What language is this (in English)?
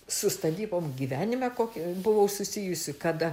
Lithuanian